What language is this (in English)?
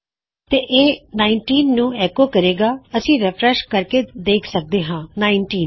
Punjabi